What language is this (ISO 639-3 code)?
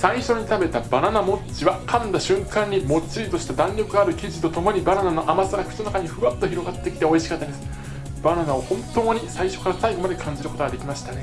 jpn